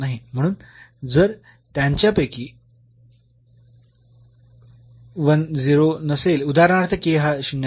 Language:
Marathi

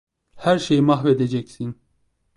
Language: Turkish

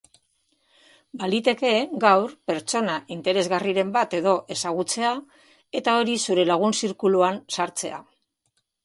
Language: Basque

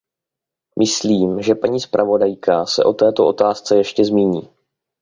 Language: Czech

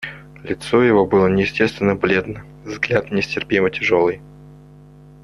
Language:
Russian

